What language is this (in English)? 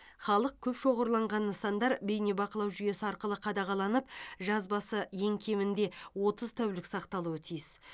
Kazakh